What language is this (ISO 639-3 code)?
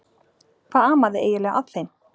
isl